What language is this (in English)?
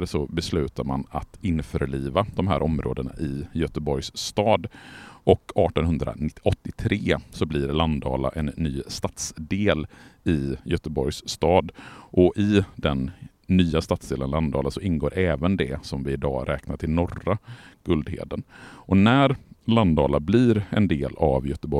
Swedish